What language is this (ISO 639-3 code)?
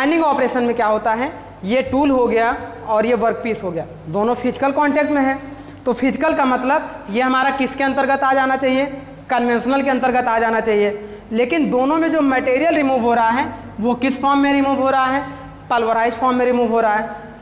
hin